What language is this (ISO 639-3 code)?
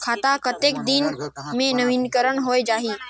hne